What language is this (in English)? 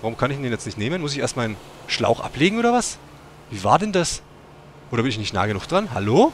German